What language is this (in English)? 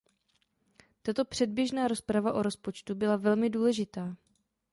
Czech